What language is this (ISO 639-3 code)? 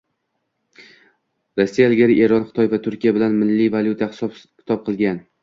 uzb